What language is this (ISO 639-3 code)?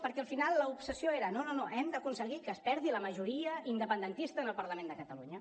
cat